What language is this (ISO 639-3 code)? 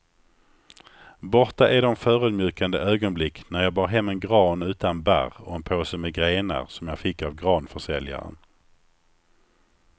swe